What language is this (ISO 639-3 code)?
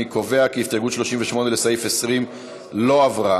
heb